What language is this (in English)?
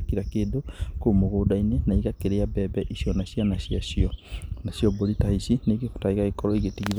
Kikuyu